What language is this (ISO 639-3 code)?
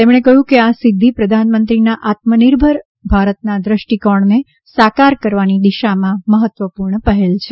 guj